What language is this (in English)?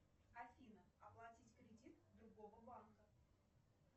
Russian